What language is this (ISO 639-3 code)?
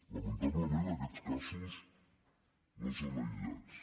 cat